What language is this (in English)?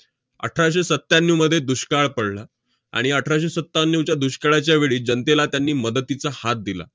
Marathi